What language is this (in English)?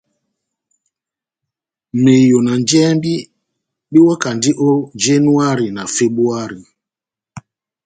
Batanga